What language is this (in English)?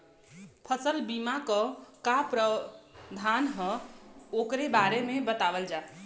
Bhojpuri